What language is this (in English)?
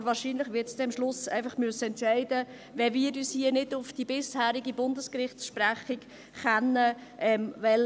Swiss German